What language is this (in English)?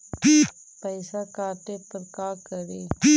Magahi